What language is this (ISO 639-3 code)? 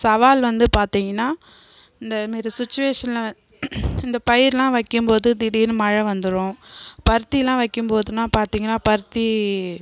tam